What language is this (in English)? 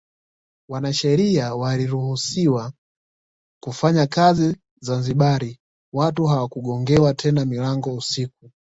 Swahili